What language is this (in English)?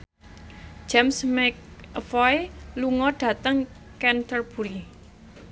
Javanese